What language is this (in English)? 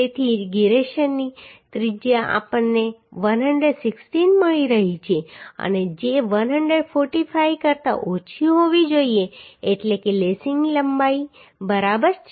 Gujarati